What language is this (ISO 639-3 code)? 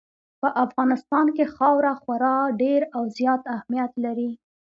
pus